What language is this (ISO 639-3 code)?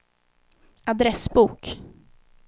swe